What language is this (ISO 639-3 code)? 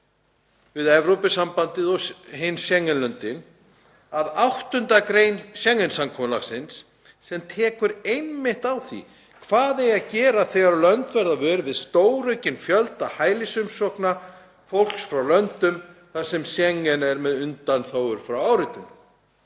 isl